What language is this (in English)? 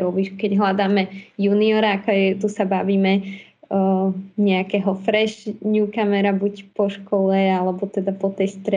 Slovak